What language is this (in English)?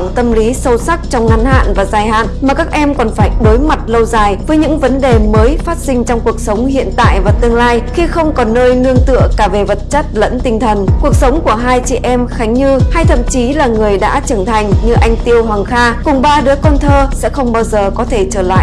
Vietnamese